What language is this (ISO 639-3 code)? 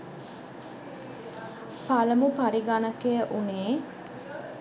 sin